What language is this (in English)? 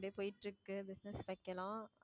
Tamil